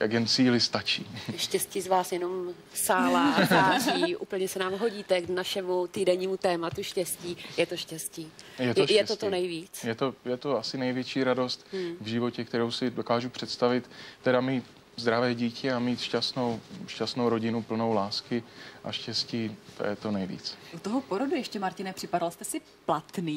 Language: Czech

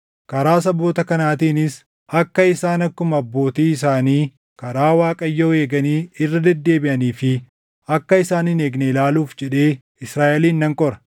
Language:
Oromo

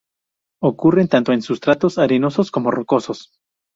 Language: Spanish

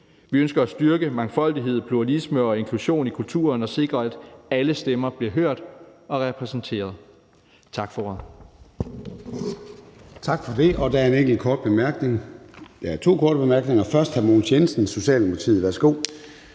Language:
Danish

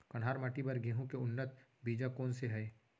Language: Chhattisgarhi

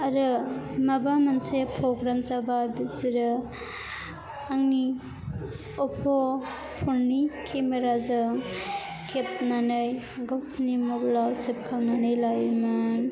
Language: Bodo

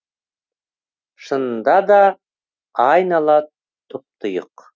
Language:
Kazakh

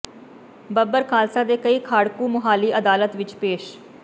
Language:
Punjabi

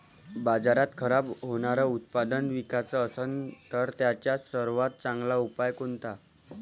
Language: Marathi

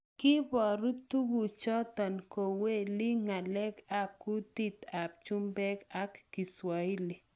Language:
Kalenjin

